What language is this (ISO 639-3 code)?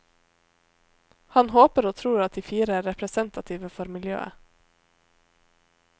nor